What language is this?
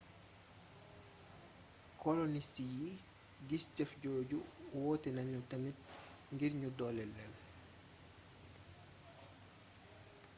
Wolof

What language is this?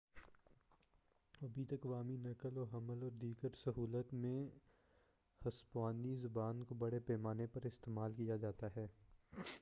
Urdu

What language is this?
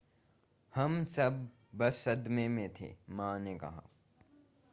Hindi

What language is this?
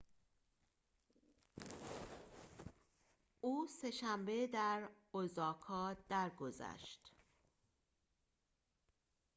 Persian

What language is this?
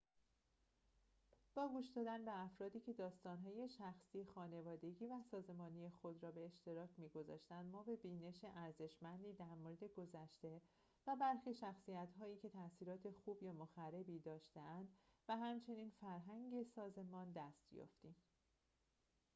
Persian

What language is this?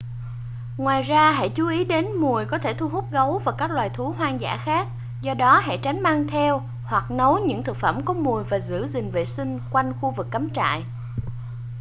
Vietnamese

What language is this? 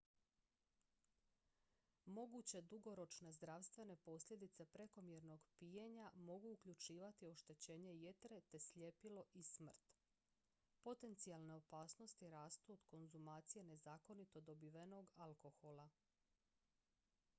Croatian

